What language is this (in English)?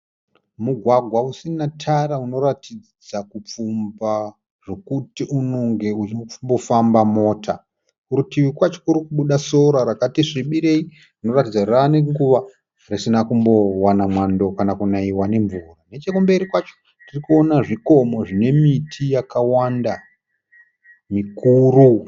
Shona